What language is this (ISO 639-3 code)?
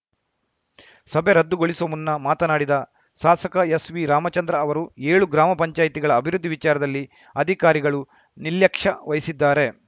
kan